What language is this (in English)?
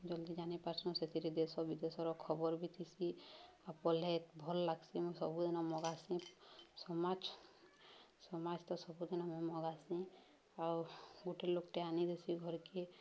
Odia